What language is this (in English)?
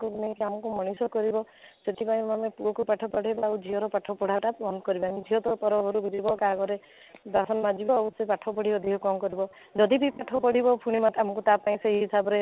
Odia